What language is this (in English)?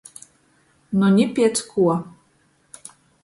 Latgalian